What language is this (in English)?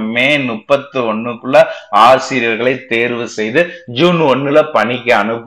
Tamil